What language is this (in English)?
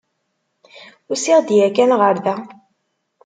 Kabyle